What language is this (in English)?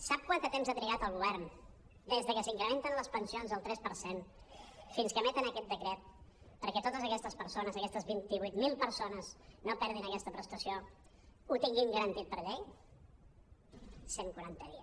Catalan